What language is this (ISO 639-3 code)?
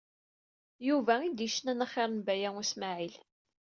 kab